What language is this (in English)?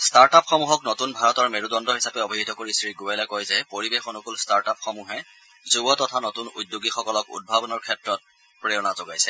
Assamese